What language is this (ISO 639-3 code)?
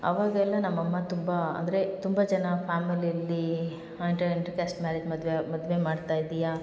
kan